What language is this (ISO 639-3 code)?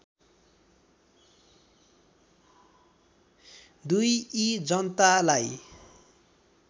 nep